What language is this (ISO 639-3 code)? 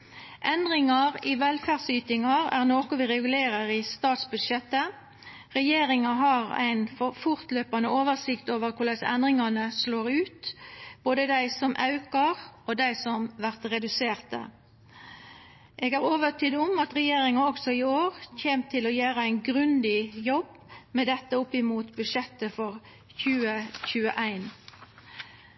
nno